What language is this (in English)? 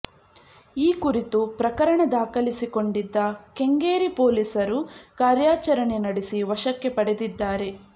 Kannada